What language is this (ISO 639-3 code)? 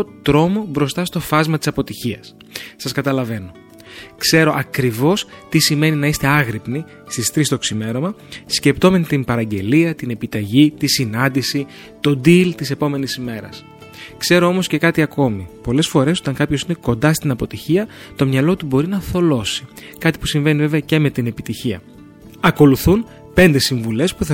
ell